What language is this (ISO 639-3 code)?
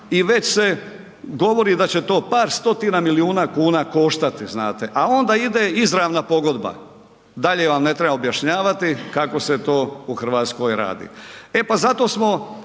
hrv